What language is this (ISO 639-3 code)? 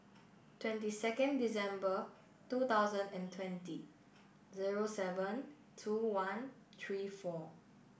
eng